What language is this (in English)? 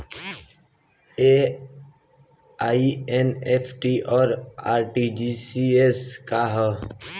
Bhojpuri